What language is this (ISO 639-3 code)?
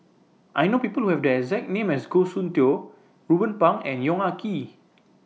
eng